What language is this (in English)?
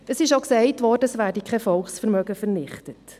Swiss German